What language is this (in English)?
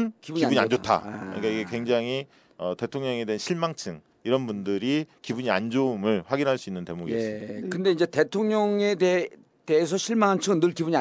Korean